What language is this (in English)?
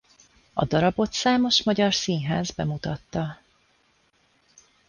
Hungarian